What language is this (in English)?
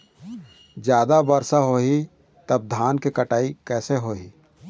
Chhattisgarhi